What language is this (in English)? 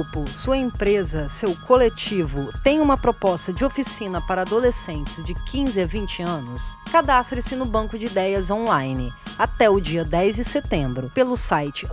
Portuguese